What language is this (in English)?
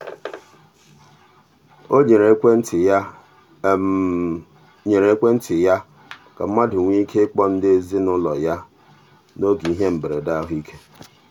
Igbo